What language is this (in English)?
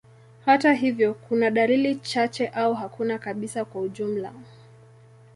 Swahili